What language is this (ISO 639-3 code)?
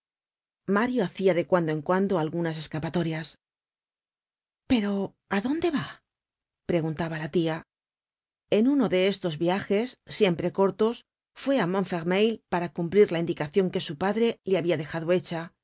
spa